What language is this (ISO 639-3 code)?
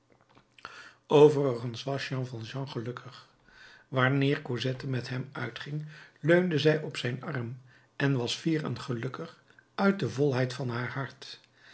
nld